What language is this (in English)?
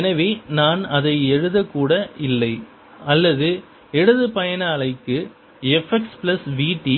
Tamil